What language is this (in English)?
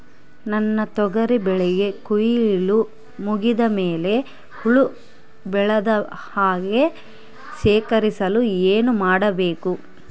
Kannada